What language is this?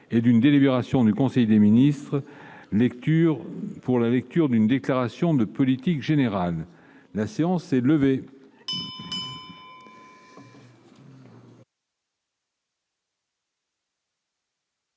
French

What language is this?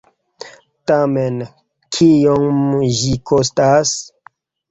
Esperanto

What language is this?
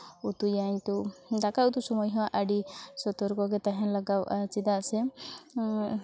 Santali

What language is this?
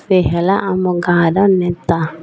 Odia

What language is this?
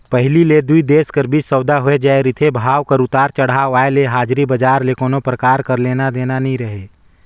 Chhattisgarhi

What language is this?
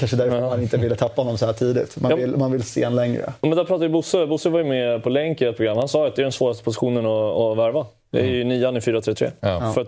Swedish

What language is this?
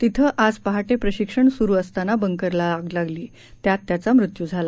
Marathi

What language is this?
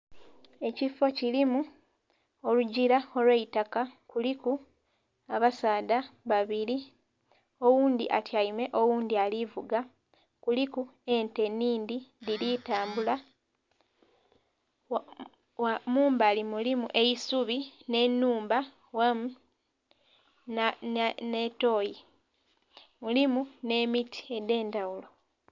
Soga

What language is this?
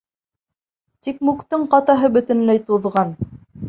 Bashkir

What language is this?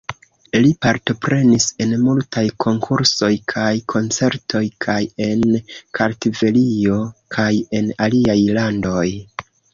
Esperanto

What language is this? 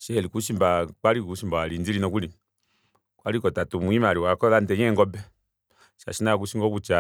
Kuanyama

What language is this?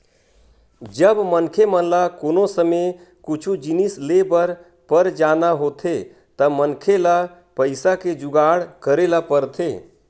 Chhattisgarhi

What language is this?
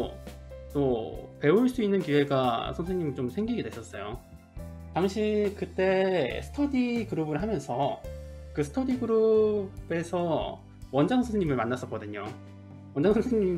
Korean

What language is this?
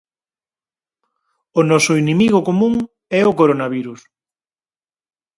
Galician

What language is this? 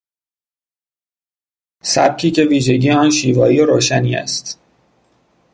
Persian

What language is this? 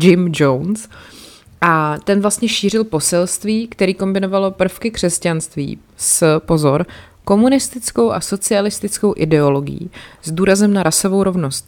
Czech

